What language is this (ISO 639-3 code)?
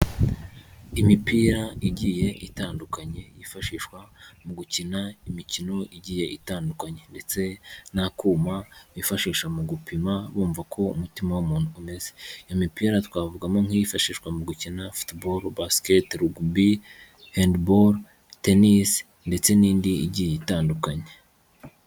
kin